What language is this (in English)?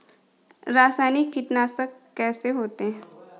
Hindi